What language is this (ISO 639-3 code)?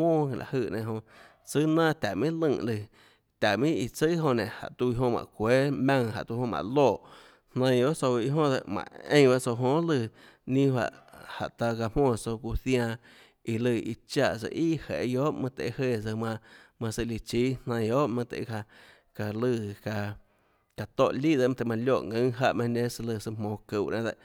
ctl